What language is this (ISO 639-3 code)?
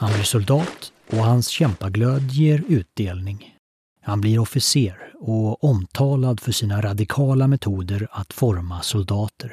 swe